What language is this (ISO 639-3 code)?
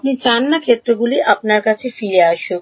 ben